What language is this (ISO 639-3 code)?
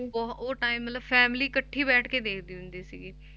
pan